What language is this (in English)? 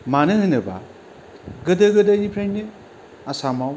Bodo